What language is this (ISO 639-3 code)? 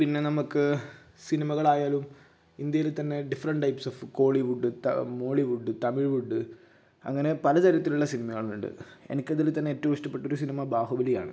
mal